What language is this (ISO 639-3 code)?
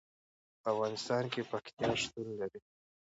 pus